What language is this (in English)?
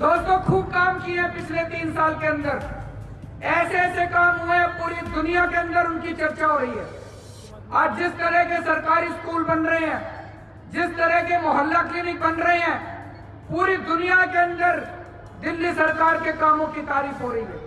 Hindi